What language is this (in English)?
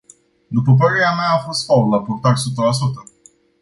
Romanian